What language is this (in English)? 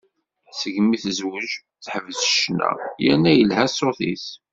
Kabyle